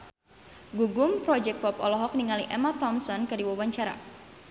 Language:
Sundanese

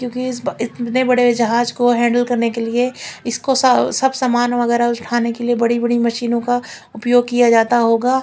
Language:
Hindi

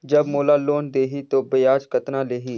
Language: Chhattisgarhi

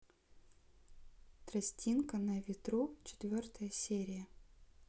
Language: Russian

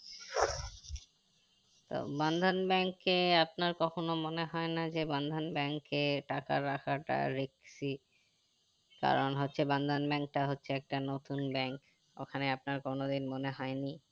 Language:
Bangla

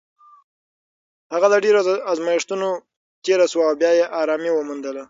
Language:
Pashto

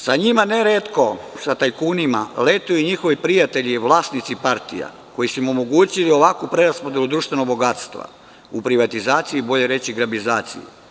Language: Serbian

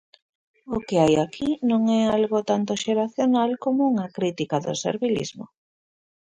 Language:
Galician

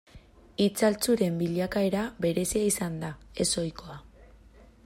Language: Basque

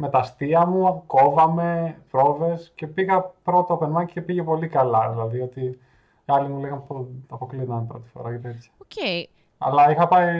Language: Greek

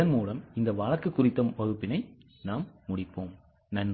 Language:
Tamil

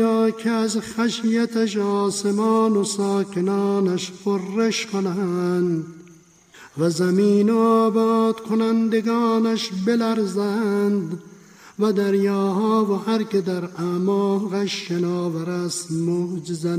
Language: Persian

